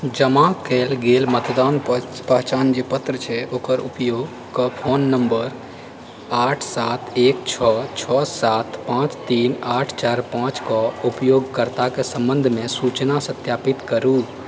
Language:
Maithili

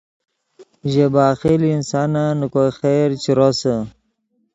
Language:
Yidgha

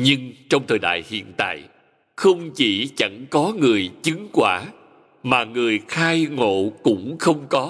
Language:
Vietnamese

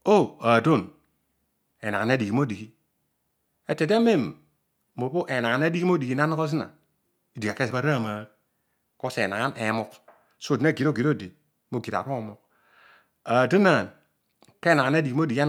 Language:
Odual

